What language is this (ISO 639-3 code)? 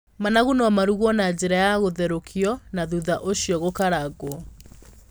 kik